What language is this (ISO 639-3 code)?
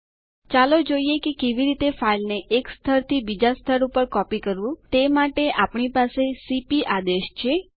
guj